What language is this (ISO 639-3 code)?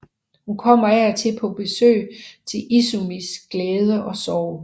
dan